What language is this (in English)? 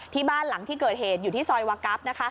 Thai